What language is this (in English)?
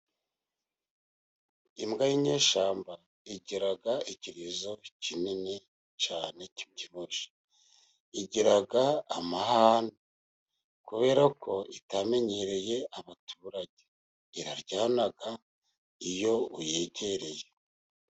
Kinyarwanda